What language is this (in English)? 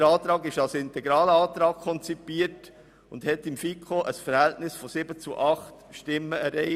Swiss German